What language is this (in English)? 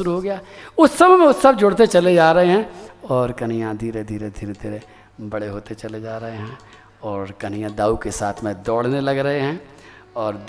Hindi